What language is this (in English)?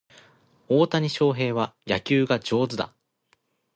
Japanese